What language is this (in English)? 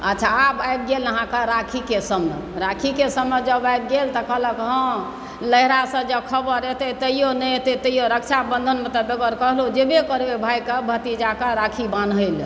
Maithili